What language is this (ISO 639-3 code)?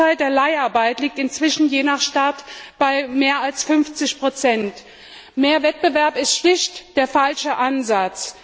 deu